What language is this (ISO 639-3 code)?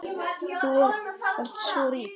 isl